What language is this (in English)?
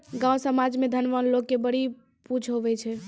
Maithili